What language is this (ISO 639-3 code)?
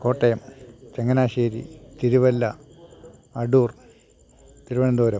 mal